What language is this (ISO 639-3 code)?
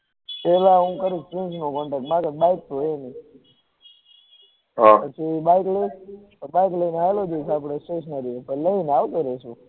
guj